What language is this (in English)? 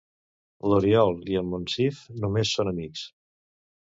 Catalan